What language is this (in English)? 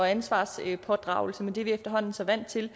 Danish